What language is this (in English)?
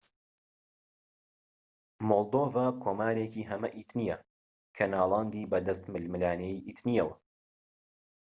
Central Kurdish